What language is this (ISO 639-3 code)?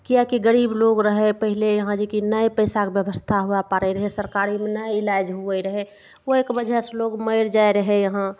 mai